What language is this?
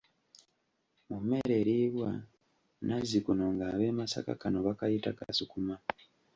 Ganda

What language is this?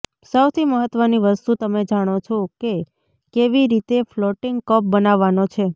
Gujarati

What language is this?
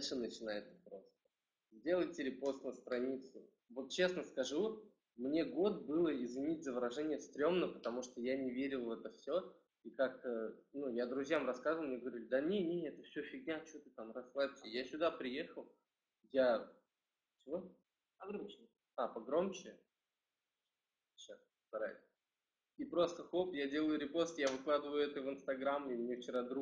Russian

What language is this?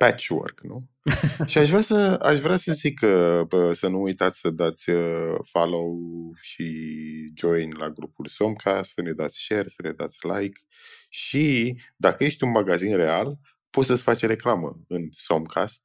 Romanian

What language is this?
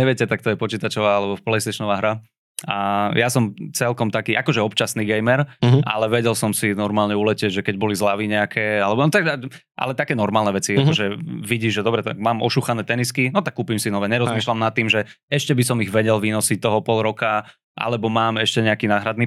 Slovak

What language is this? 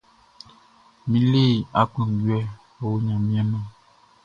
Baoulé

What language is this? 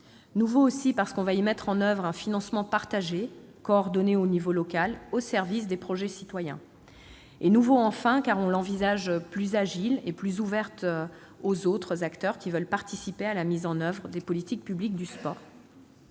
French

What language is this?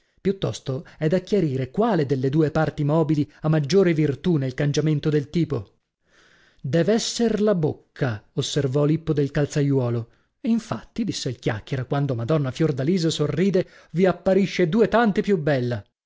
Italian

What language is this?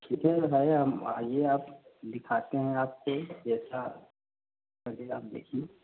Hindi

